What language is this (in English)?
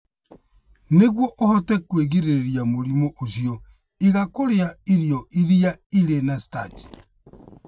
Kikuyu